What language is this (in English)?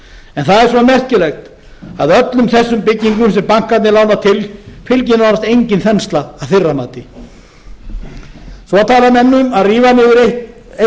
Icelandic